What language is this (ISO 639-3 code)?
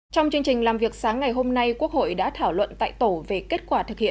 vie